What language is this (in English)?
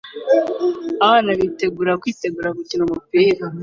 Kinyarwanda